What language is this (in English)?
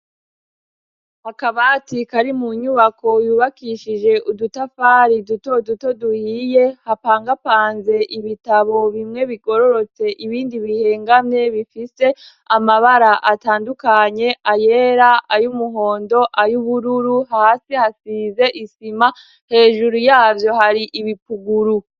Rundi